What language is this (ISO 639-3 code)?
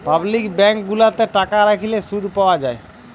ben